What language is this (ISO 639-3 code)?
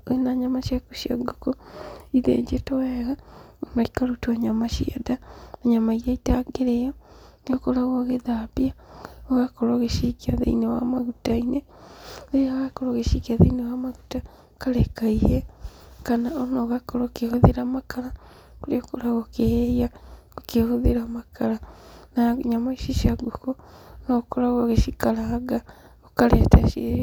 kik